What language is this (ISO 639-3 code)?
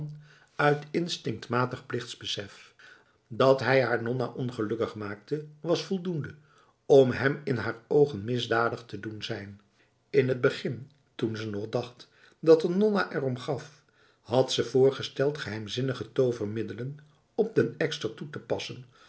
nld